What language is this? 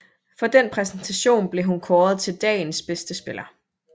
Danish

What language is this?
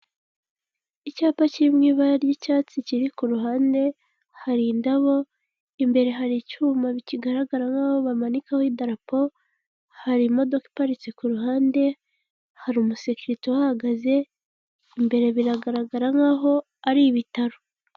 Kinyarwanda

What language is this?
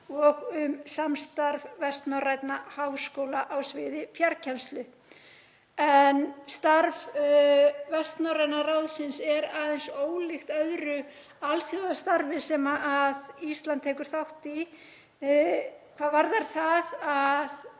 Icelandic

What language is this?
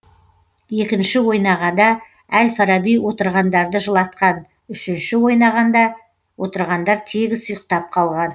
Kazakh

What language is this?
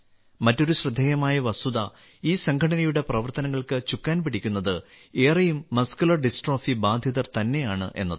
Malayalam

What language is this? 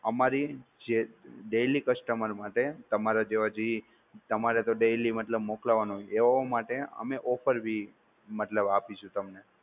Gujarati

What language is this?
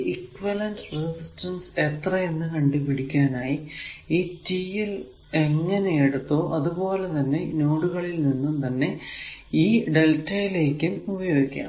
Malayalam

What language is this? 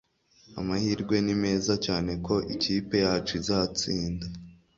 Kinyarwanda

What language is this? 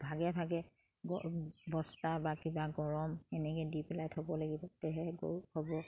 Assamese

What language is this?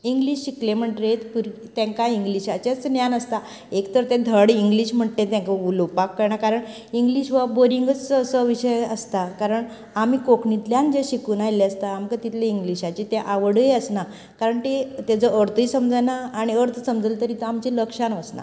Konkani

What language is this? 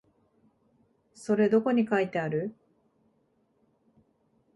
Japanese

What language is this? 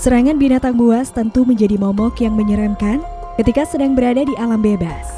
Indonesian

